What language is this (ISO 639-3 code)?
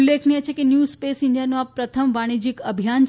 guj